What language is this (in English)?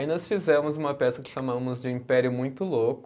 Portuguese